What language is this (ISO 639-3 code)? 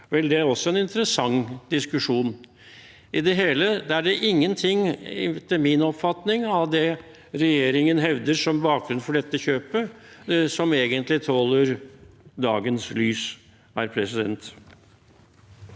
nor